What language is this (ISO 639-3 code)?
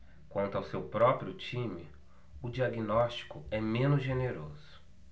por